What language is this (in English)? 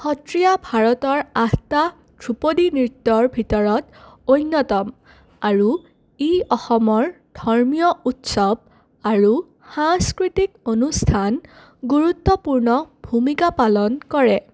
Assamese